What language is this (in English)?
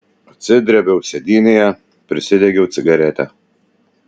Lithuanian